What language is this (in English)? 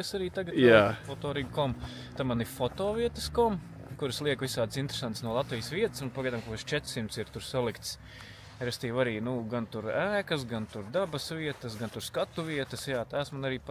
Latvian